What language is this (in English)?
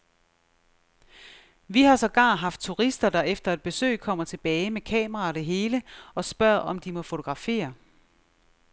Danish